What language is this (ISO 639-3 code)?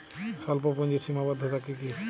ben